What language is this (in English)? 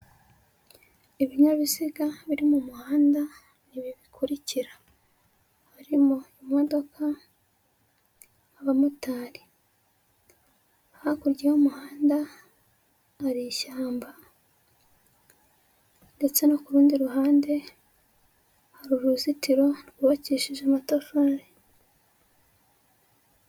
Kinyarwanda